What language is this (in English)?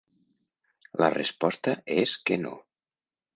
Catalan